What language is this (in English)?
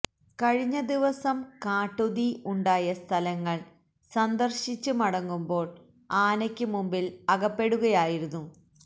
Malayalam